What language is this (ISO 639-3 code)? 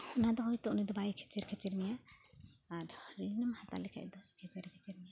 sat